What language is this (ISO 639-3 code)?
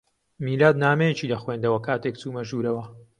ckb